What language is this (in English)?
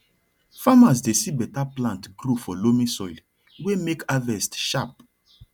Nigerian Pidgin